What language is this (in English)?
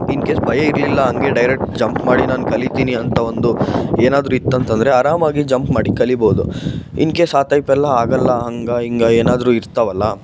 Kannada